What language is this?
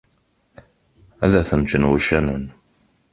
Kabyle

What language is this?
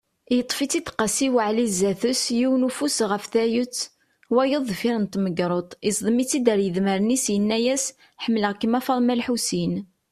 Kabyle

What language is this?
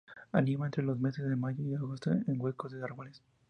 Spanish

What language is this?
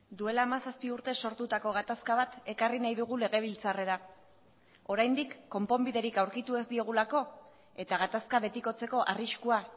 Basque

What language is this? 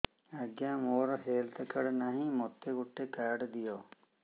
Odia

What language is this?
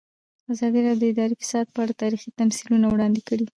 Pashto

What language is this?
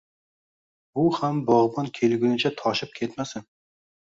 Uzbek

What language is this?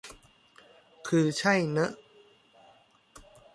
Thai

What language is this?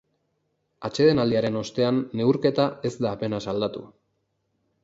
Basque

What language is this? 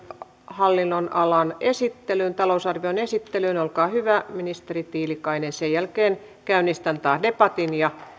Finnish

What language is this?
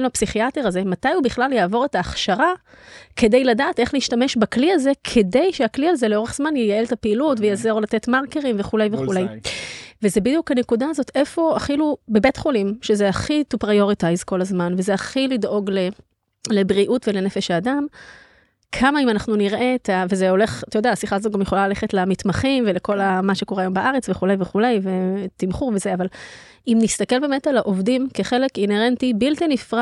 Hebrew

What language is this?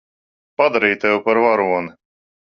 Latvian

